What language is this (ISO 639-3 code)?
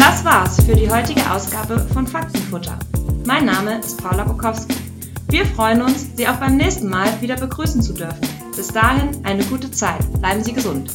deu